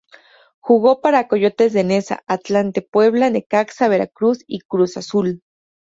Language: Spanish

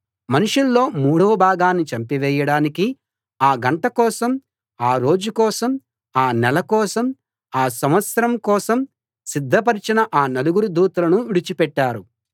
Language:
Telugu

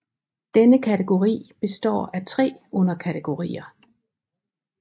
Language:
Danish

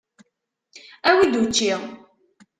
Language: Kabyle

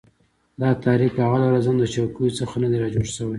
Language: Pashto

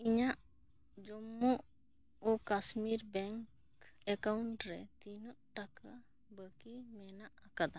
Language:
Santali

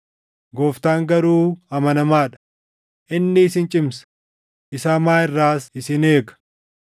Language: Oromo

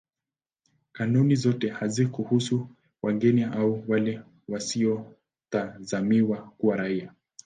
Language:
Swahili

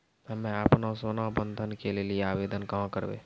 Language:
Maithili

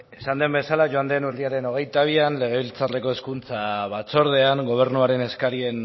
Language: Basque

